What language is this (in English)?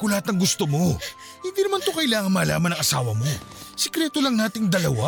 Filipino